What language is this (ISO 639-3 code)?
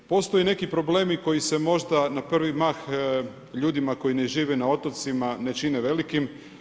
hrv